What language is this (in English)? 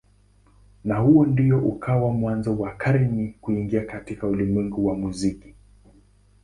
Swahili